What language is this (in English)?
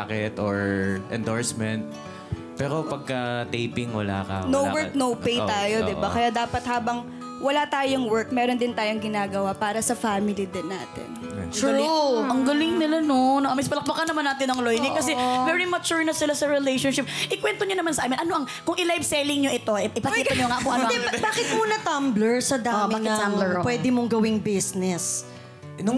Filipino